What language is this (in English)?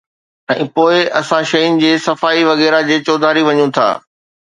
Sindhi